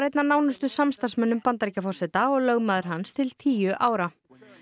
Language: Icelandic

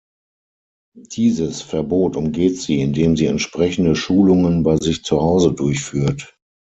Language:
German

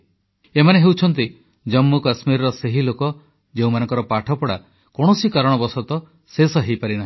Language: Odia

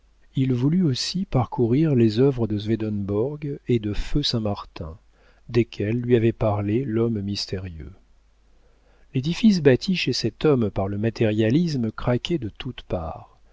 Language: French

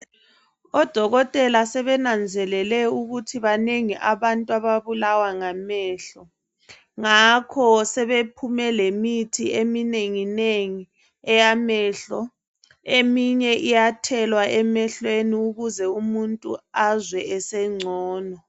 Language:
North Ndebele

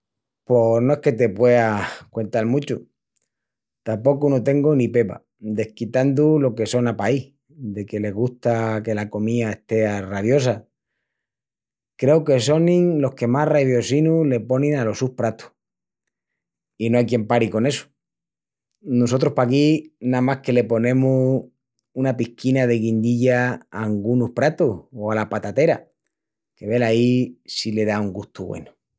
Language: Extremaduran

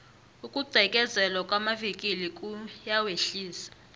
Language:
South Ndebele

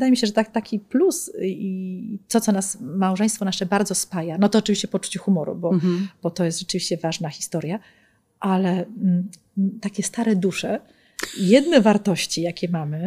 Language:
Polish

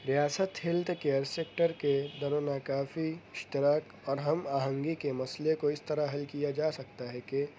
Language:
Urdu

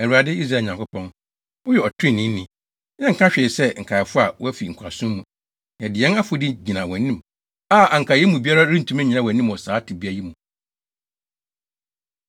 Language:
Akan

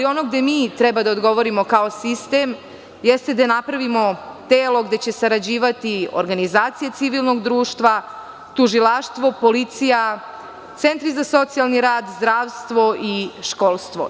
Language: Serbian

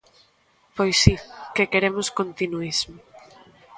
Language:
Galician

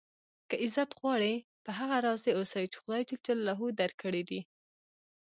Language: Pashto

